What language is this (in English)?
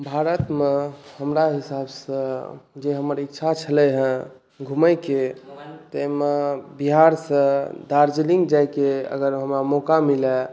Maithili